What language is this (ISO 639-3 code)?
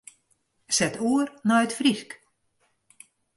fry